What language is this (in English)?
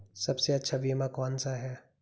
Hindi